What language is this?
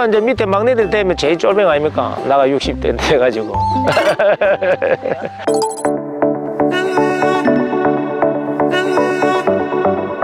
Korean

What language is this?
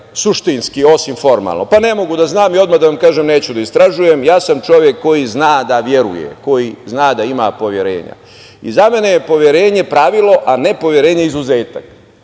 Serbian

